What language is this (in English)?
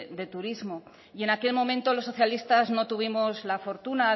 Spanish